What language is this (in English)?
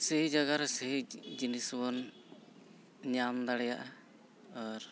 Santali